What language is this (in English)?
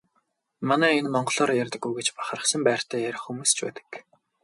Mongolian